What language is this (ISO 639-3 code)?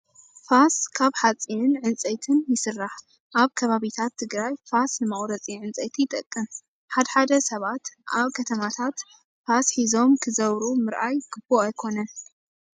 tir